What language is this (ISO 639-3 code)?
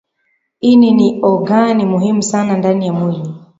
swa